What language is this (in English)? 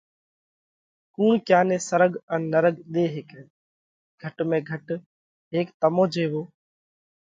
Parkari Koli